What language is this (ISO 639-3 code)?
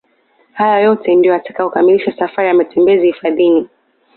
swa